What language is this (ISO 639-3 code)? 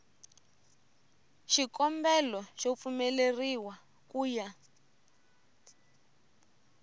tso